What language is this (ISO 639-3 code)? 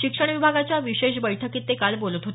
mar